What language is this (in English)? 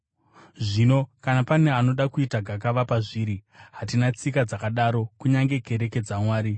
Shona